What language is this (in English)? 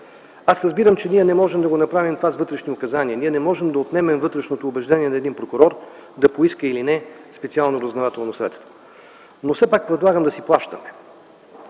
Bulgarian